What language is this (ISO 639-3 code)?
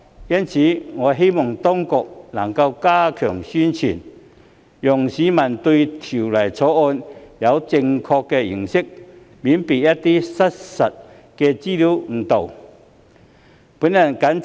yue